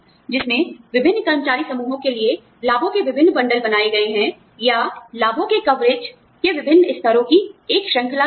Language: Hindi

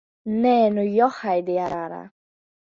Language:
Latvian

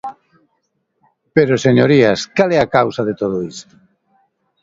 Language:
Galician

